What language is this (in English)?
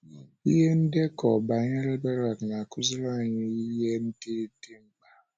Igbo